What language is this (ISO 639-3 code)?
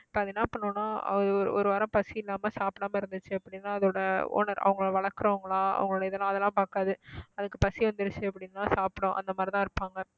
tam